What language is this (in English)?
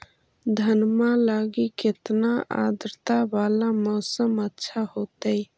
Magahi